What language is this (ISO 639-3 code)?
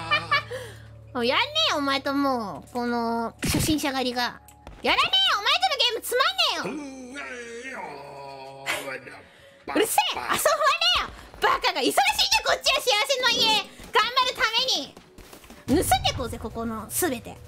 jpn